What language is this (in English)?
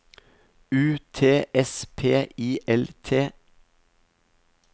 Norwegian